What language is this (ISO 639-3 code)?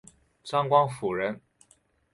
zho